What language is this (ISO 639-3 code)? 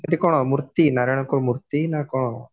ori